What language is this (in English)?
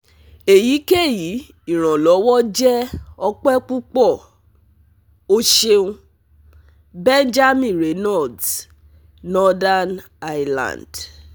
Yoruba